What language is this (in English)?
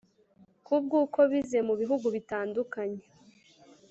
Kinyarwanda